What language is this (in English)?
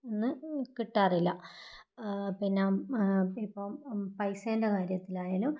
Malayalam